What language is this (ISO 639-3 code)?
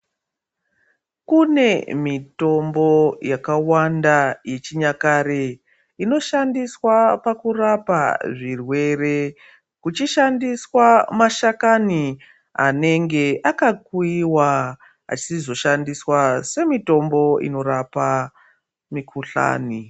ndc